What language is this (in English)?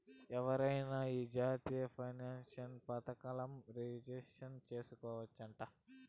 Telugu